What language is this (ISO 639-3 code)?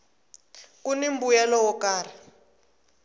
tso